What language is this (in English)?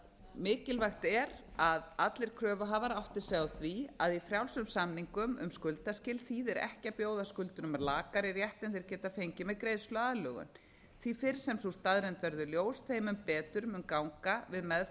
Icelandic